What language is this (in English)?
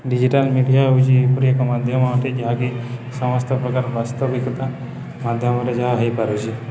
Odia